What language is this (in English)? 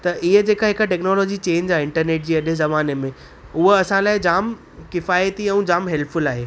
Sindhi